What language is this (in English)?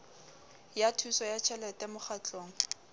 Southern Sotho